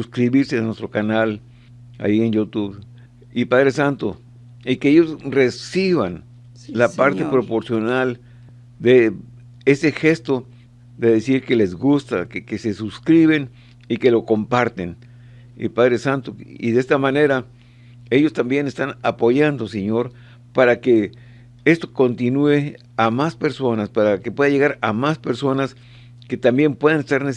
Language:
Spanish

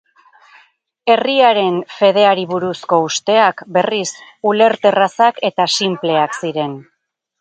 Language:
Basque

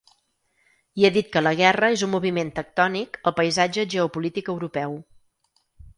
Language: Catalan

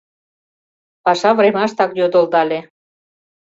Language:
Mari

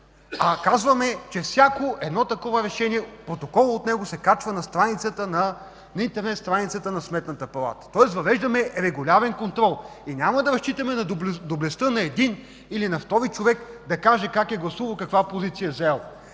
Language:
Bulgarian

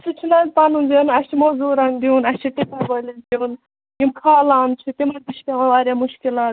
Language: Kashmiri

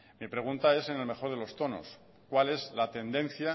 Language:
Spanish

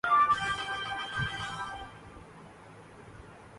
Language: Urdu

